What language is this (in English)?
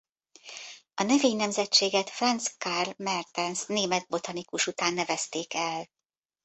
Hungarian